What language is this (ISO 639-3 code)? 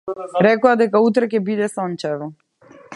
mkd